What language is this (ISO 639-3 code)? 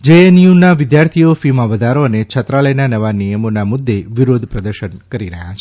guj